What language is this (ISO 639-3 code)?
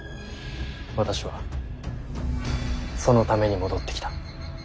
jpn